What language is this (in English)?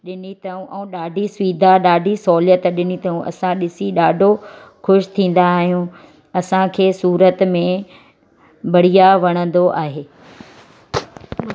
Sindhi